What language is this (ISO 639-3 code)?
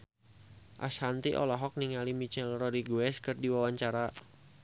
sun